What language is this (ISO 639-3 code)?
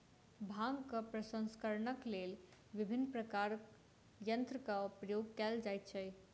mai